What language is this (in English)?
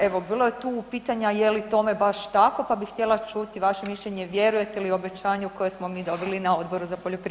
Croatian